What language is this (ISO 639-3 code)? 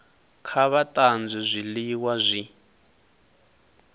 ven